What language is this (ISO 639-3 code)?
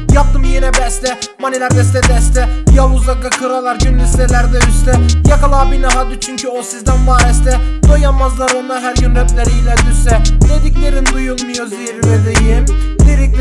tur